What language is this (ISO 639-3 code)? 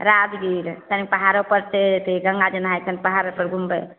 mai